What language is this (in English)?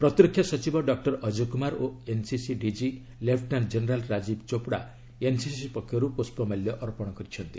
Odia